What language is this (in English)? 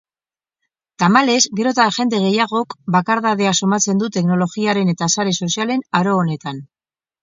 Basque